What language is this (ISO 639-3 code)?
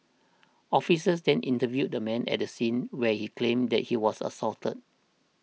eng